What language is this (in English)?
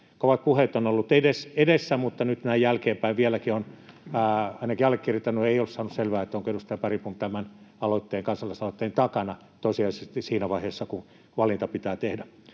Finnish